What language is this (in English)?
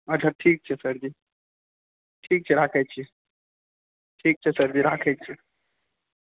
Maithili